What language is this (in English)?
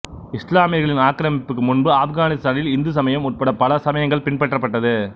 Tamil